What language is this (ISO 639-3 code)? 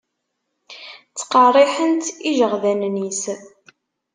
kab